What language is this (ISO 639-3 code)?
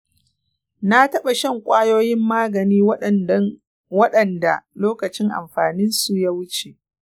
hau